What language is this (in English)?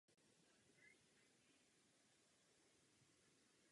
Czech